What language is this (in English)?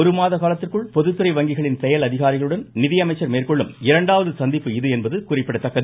Tamil